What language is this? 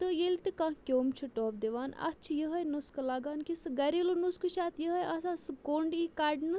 Kashmiri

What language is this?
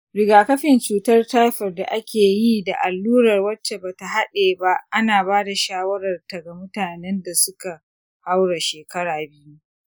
Hausa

